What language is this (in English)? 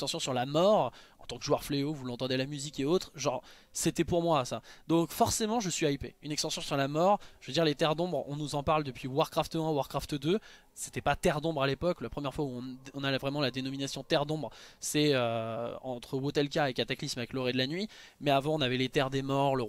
French